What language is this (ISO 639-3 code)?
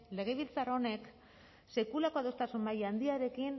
eus